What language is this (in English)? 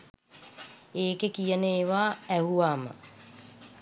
Sinhala